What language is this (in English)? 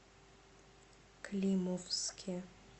Russian